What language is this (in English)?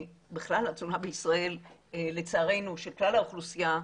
Hebrew